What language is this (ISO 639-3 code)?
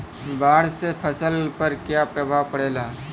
bho